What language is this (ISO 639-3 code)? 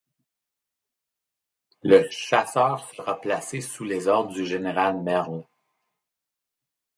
fra